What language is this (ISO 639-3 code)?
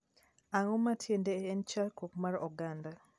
luo